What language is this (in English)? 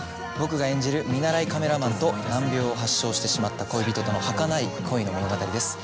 Japanese